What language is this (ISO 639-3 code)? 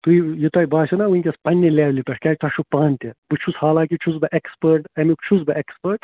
kas